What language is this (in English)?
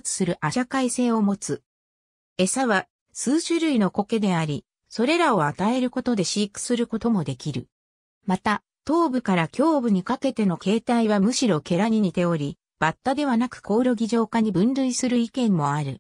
Japanese